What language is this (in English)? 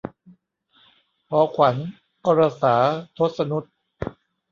Thai